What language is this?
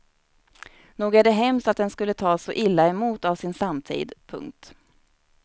Swedish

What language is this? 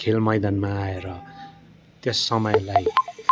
Nepali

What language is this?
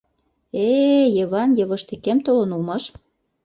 Mari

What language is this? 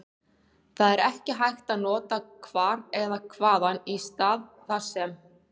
Icelandic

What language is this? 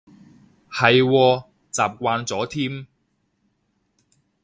Cantonese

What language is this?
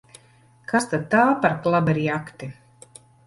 Latvian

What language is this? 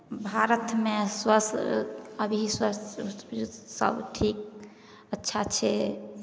Maithili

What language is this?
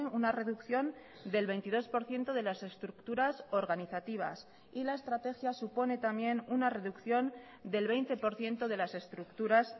Spanish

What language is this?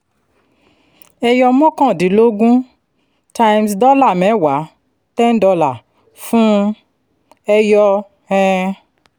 Yoruba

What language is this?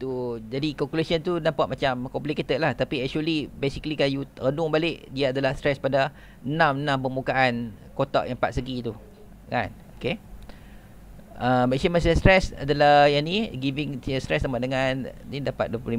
Malay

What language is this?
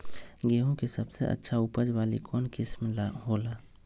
Magahi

